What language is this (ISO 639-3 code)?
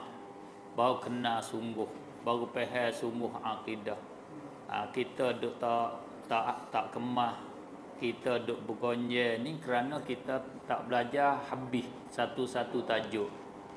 msa